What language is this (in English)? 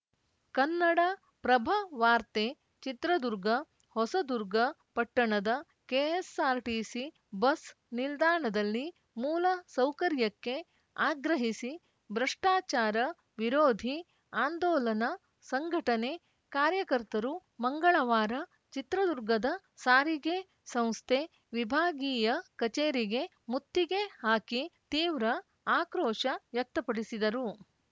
Kannada